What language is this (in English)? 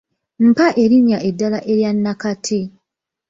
Ganda